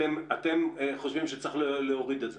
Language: Hebrew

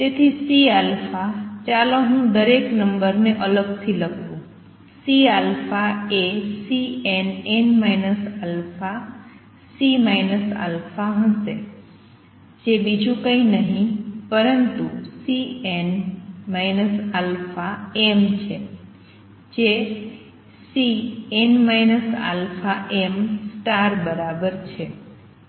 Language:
Gujarati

